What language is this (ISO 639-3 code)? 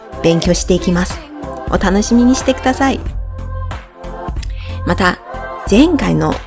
jpn